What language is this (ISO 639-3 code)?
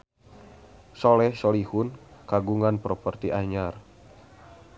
sun